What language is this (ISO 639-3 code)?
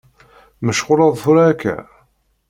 kab